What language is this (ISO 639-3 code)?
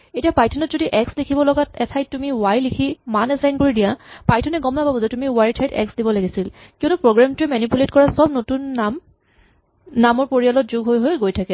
asm